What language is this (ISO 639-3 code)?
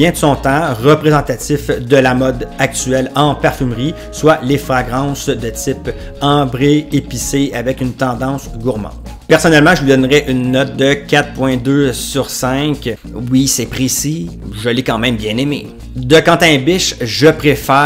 fra